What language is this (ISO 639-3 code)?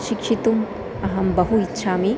san